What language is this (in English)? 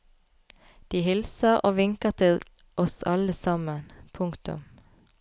Norwegian